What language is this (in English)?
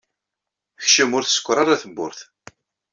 Kabyle